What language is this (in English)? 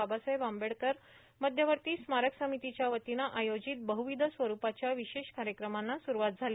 Marathi